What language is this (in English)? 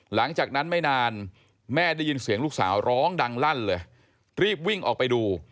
Thai